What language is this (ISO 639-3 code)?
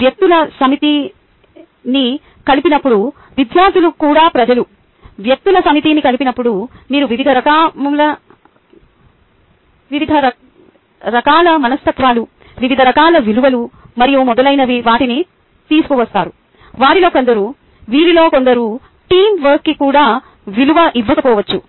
tel